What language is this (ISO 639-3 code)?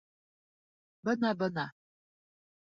bak